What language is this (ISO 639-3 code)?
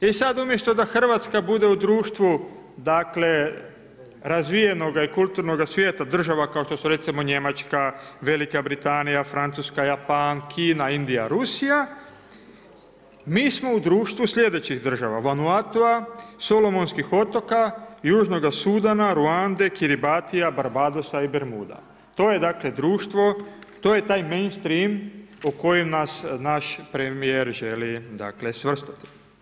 hrv